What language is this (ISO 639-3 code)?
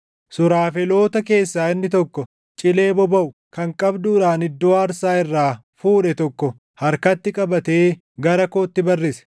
orm